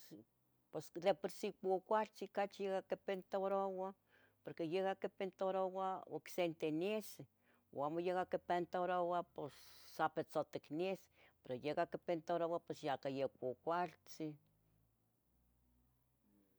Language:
Tetelcingo Nahuatl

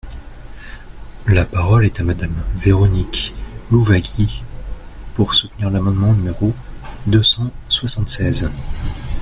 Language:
French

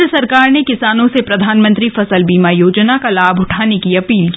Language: Hindi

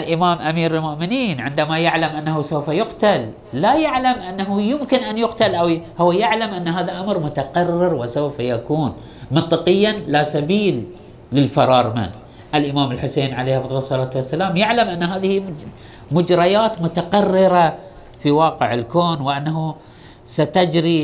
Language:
Arabic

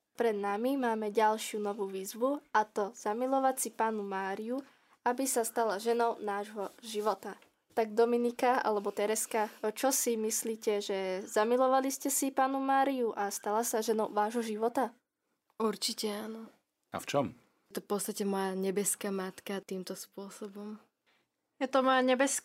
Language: Slovak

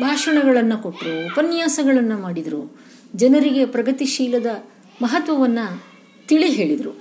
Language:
Kannada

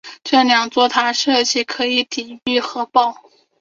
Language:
Chinese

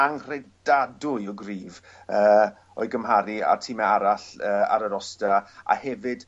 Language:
Welsh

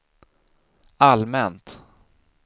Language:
Swedish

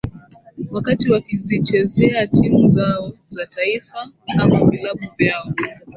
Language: Swahili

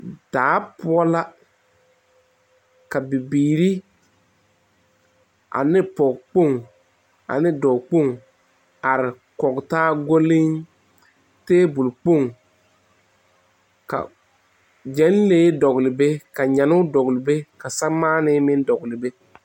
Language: Southern Dagaare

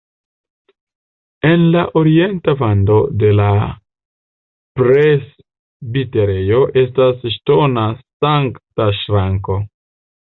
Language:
Esperanto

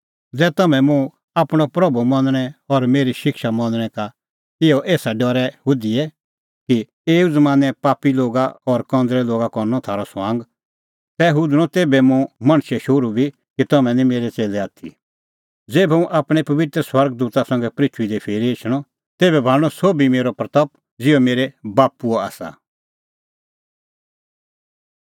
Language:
Kullu Pahari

